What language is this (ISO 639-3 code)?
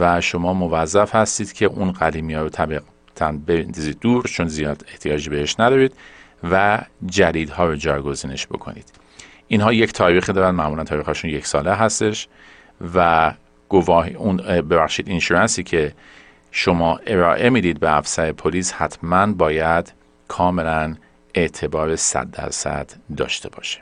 fas